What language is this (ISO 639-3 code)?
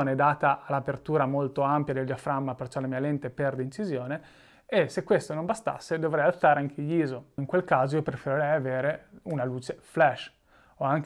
ita